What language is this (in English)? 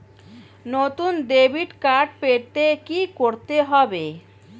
Bangla